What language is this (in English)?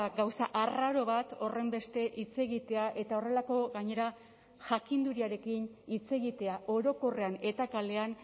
Basque